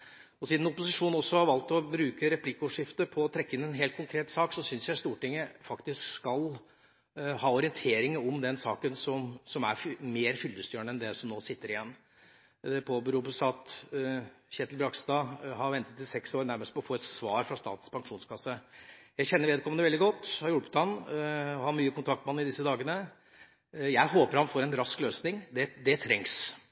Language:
Norwegian Bokmål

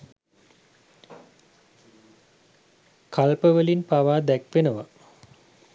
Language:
Sinhala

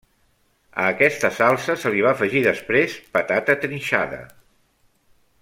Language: Catalan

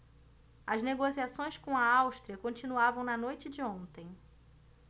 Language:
Portuguese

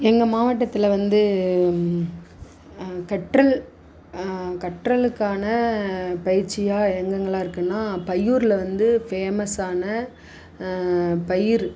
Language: Tamil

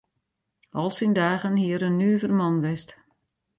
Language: Western Frisian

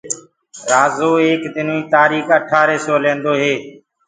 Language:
Gurgula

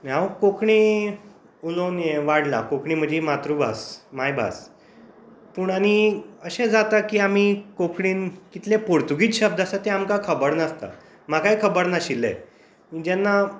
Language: Konkani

